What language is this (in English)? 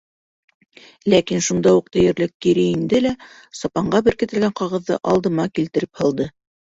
Bashkir